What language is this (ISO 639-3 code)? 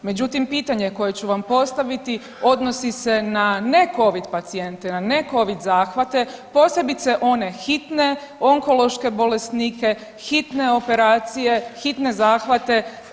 hrv